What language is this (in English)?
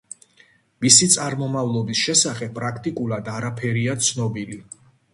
Georgian